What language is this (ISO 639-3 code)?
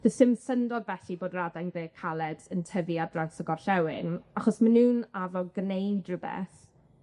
cym